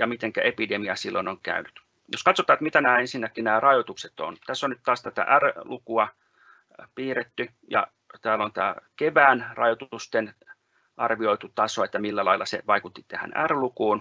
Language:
Finnish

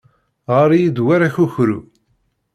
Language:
Kabyle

